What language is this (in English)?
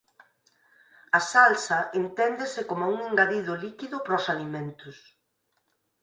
Galician